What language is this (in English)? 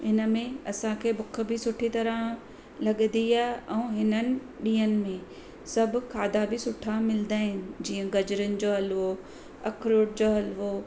Sindhi